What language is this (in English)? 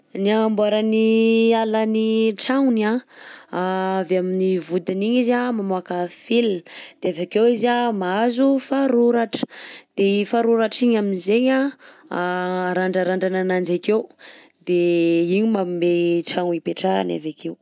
Southern Betsimisaraka Malagasy